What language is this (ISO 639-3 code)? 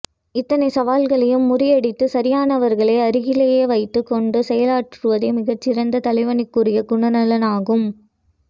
tam